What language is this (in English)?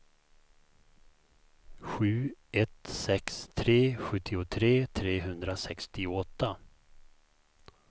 Swedish